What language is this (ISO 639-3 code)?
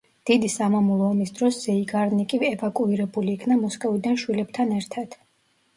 kat